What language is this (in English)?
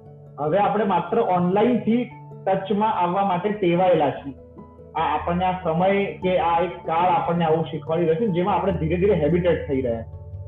Gujarati